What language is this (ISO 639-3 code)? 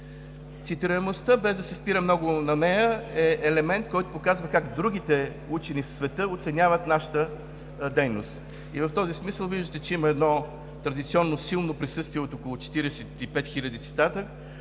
bul